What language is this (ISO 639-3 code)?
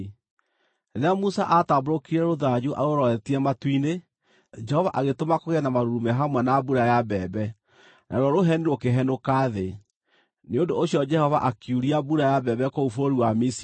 kik